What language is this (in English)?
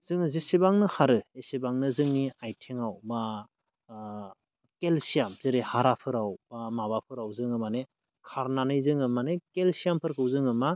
Bodo